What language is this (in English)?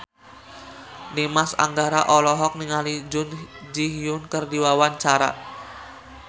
Sundanese